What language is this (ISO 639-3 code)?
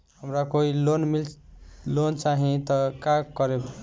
bho